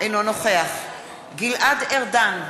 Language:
Hebrew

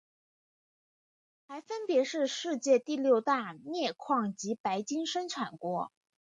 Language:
Chinese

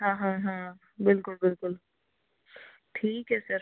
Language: Punjabi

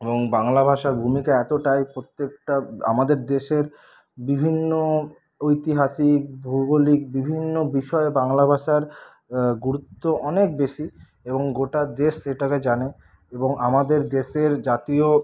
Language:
Bangla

